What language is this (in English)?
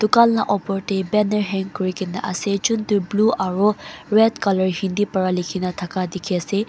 Naga Pidgin